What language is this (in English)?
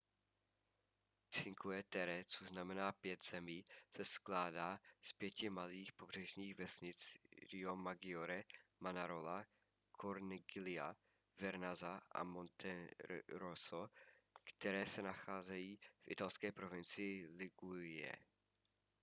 Czech